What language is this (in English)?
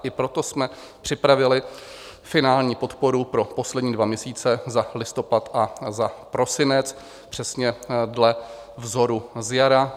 Czech